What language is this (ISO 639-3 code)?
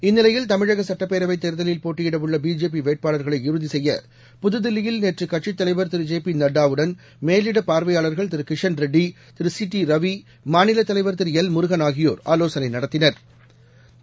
tam